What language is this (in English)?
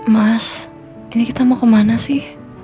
Indonesian